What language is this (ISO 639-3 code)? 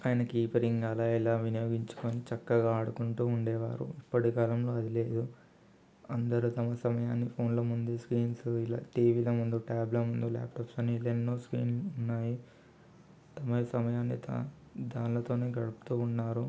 tel